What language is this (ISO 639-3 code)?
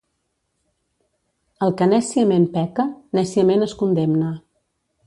cat